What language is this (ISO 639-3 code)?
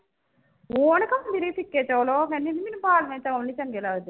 pan